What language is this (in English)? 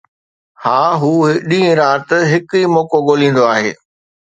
Sindhi